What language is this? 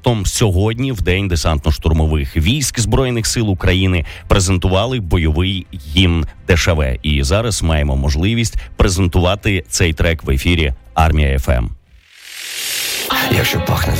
Ukrainian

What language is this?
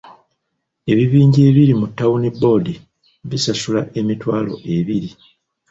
Ganda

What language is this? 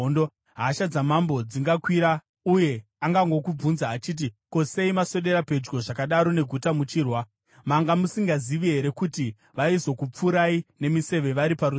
Shona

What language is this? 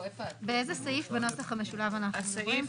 Hebrew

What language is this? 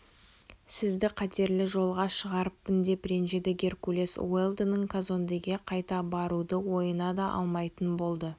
Kazakh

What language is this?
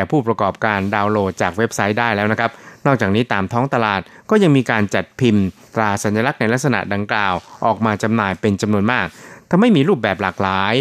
Thai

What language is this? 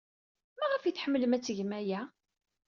Kabyle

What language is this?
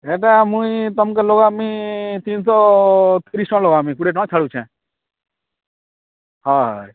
Odia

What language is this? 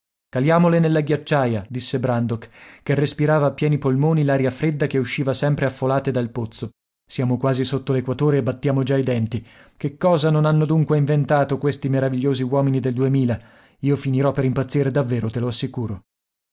Italian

